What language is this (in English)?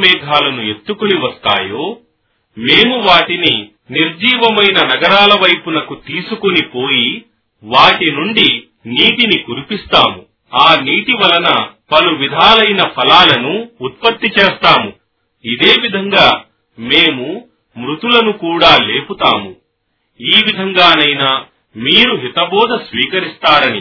Telugu